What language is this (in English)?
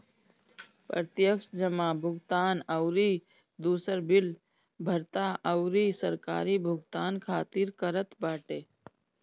Bhojpuri